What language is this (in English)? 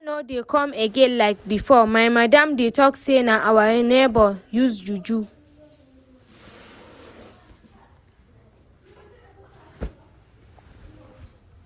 Nigerian Pidgin